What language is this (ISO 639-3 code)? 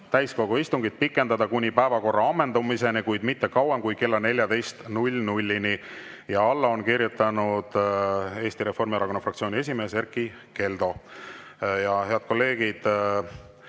est